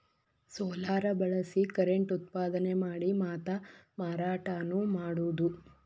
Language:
Kannada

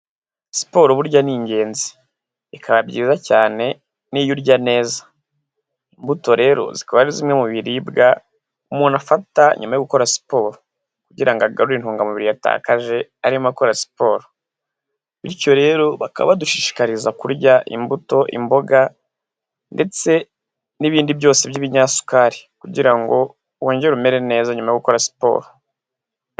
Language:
Kinyarwanda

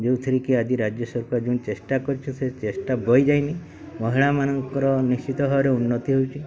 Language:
Odia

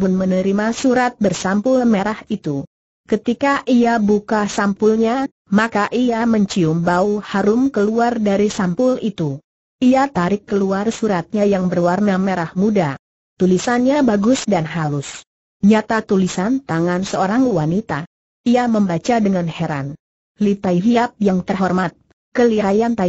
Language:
Indonesian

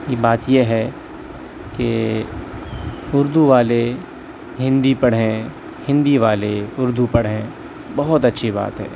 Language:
Urdu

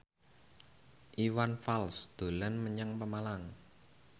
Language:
Javanese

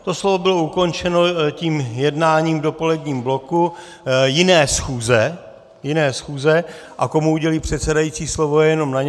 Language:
Czech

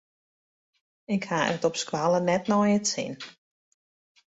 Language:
Western Frisian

